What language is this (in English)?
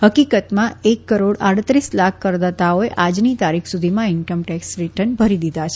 Gujarati